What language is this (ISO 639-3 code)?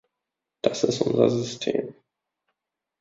deu